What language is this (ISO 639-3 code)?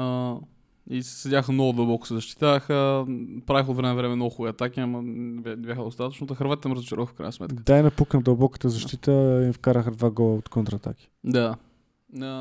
bul